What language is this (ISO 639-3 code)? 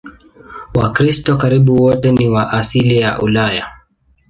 swa